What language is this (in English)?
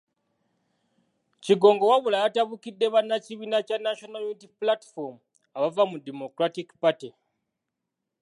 Ganda